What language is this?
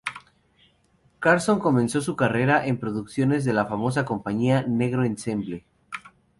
Spanish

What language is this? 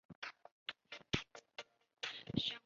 Chinese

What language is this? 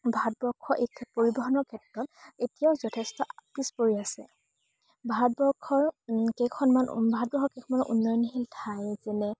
Assamese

